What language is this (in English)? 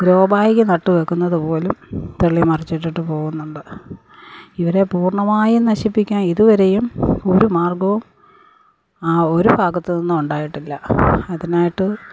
Malayalam